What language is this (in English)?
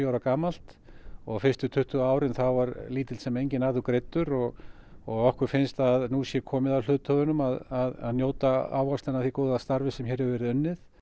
Icelandic